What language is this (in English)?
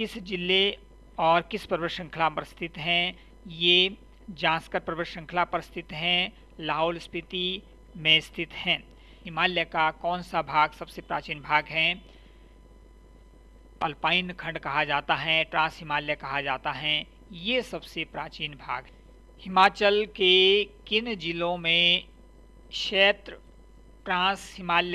Hindi